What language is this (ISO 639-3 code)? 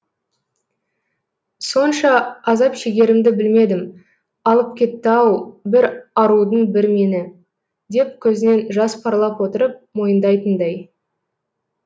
kaz